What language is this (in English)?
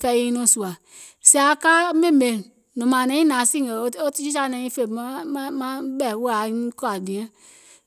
Gola